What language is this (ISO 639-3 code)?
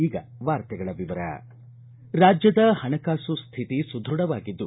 kan